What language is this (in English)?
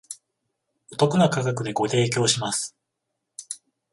Japanese